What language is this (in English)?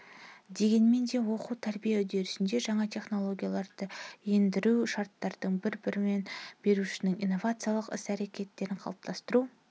Kazakh